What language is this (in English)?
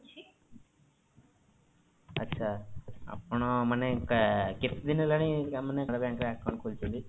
Odia